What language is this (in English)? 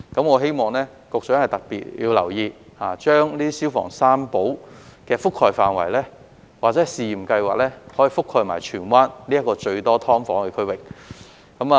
Cantonese